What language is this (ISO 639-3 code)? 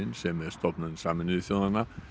isl